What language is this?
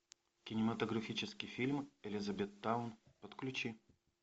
Russian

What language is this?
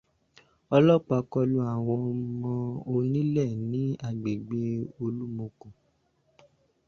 Yoruba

